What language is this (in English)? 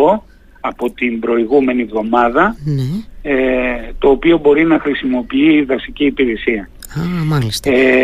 Greek